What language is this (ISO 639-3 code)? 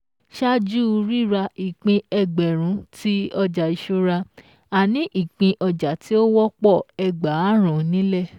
yor